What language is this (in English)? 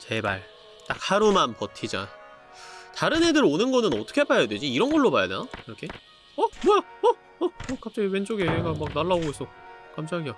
Korean